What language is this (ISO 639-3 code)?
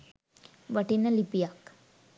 sin